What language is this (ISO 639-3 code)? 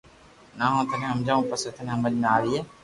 lrk